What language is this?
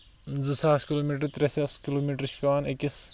Kashmiri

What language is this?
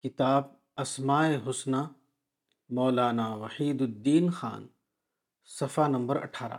Urdu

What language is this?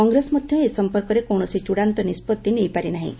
Odia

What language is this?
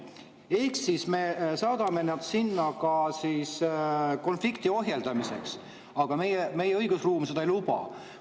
Estonian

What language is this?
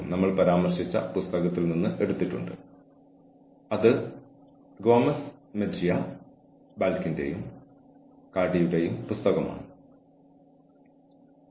Malayalam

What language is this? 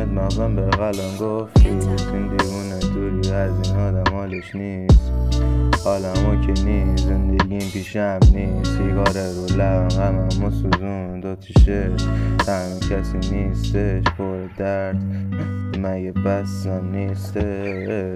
Persian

